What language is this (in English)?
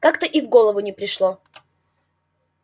Russian